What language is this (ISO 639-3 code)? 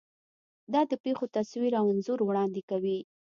pus